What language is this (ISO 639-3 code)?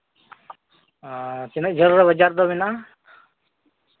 sat